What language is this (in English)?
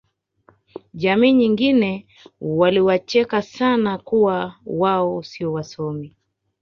Swahili